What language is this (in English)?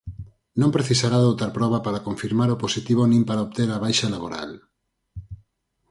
Galician